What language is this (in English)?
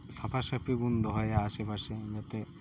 Santali